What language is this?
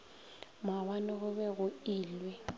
Northern Sotho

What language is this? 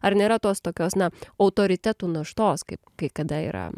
Lithuanian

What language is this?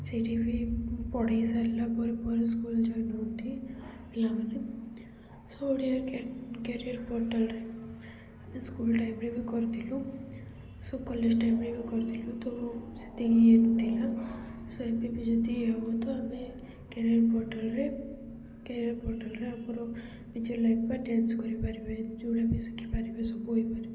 Odia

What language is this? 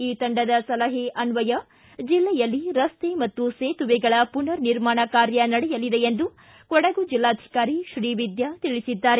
Kannada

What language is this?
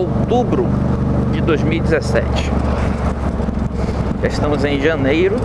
Portuguese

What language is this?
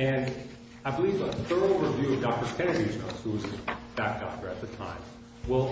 English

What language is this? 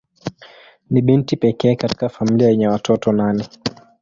Swahili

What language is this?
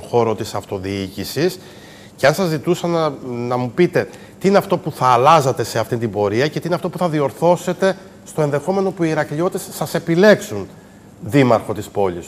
Greek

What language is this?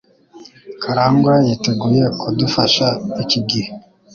Kinyarwanda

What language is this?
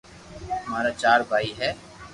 Loarki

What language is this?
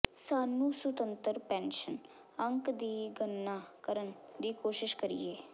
Punjabi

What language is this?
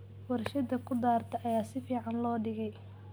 Somali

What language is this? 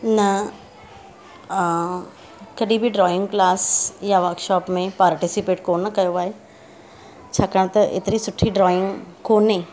Sindhi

